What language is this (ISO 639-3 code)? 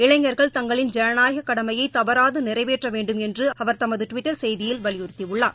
tam